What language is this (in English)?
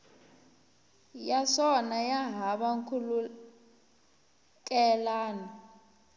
Tsonga